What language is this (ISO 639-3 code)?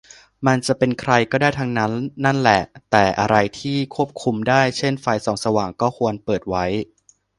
tha